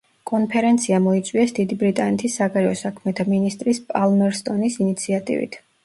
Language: Georgian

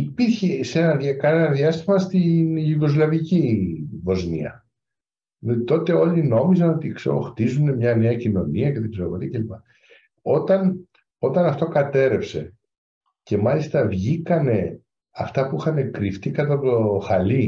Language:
Greek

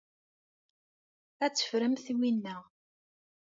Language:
Kabyle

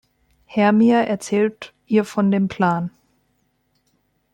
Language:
German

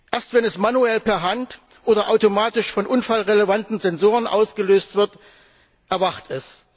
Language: German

